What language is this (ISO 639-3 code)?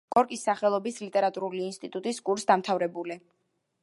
kat